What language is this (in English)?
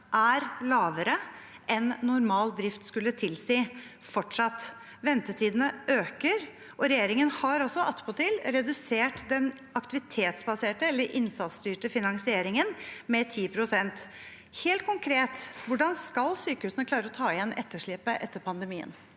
Norwegian